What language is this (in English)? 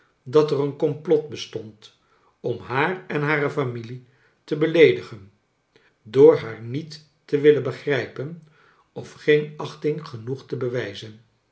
Dutch